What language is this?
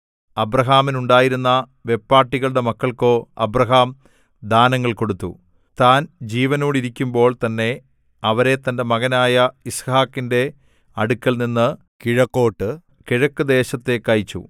Malayalam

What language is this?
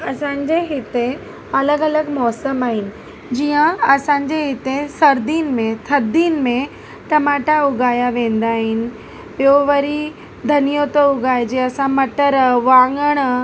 Sindhi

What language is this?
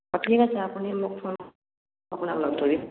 Assamese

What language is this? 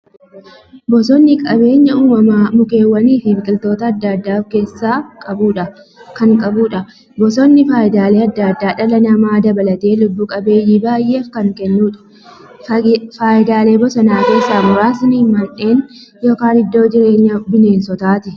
Oromo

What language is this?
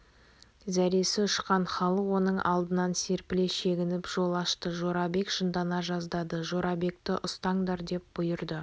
Kazakh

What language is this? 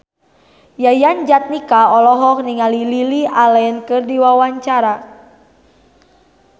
Sundanese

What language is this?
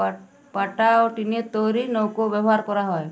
Bangla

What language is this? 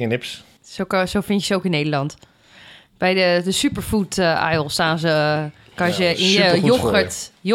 Dutch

